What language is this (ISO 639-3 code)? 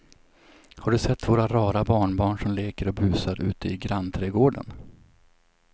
swe